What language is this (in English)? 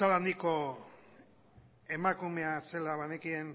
Basque